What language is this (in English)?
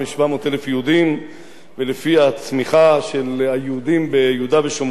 Hebrew